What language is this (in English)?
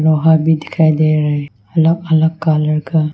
Hindi